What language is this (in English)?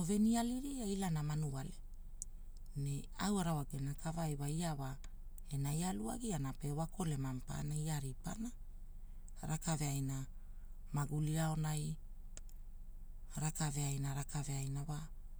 Hula